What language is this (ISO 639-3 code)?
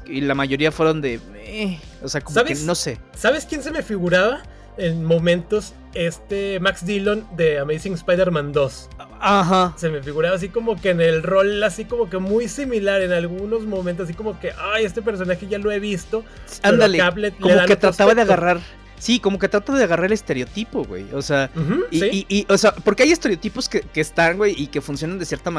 spa